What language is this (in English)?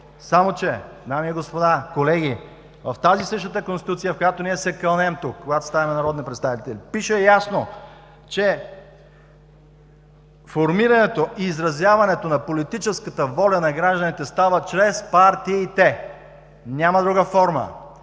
Bulgarian